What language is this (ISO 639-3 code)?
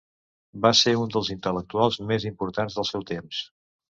cat